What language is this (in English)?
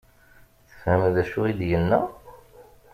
Kabyle